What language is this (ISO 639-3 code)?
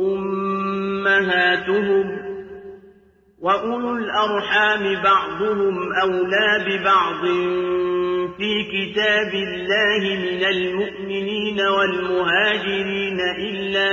ara